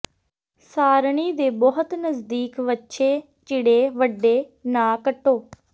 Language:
Punjabi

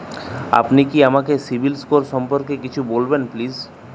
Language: Bangla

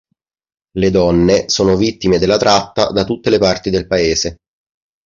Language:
Italian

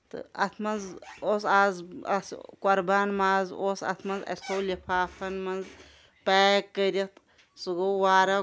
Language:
Kashmiri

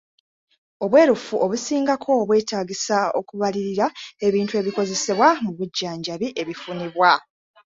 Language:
Ganda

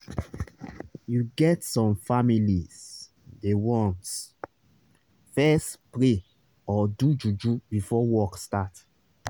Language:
Nigerian Pidgin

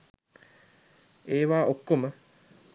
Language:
Sinhala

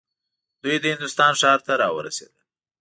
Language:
Pashto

